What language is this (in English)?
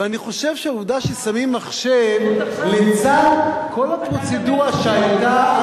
Hebrew